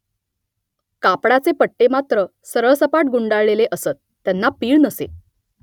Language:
Marathi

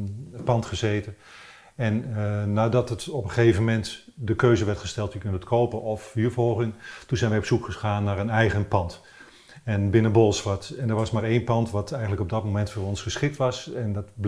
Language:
Dutch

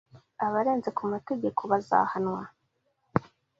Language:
Kinyarwanda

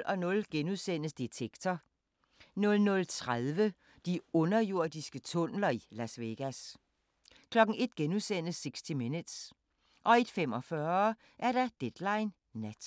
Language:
Danish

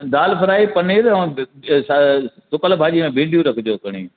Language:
Sindhi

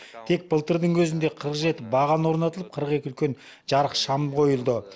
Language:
Kazakh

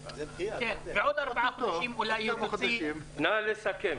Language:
Hebrew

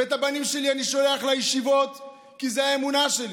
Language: Hebrew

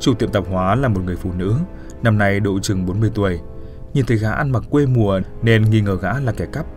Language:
Vietnamese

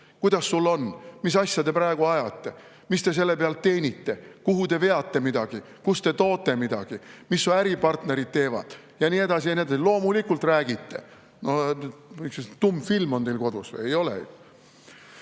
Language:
Estonian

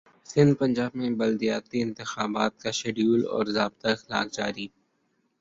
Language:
Urdu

